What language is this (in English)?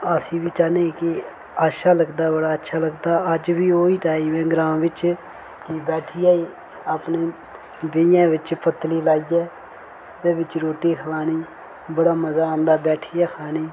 Dogri